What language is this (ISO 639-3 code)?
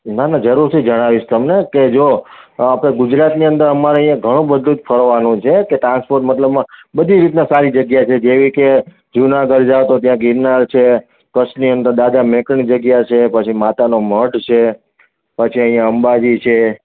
guj